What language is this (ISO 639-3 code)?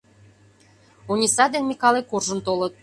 chm